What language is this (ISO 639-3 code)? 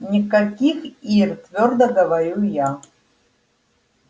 rus